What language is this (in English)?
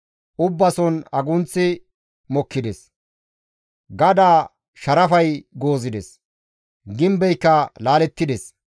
Gamo